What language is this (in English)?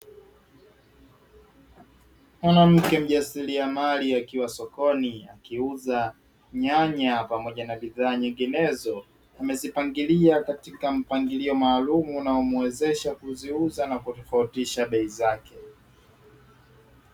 Swahili